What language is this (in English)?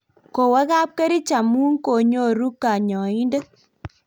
Kalenjin